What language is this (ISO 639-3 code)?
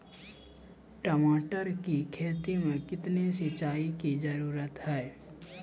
mai